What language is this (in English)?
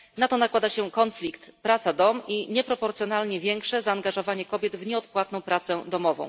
Polish